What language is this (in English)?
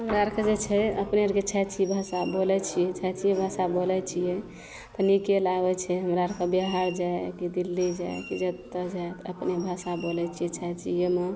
Maithili